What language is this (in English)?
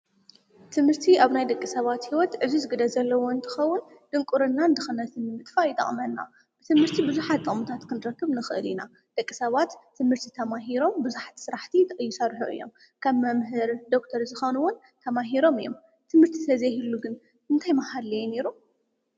Tigrinya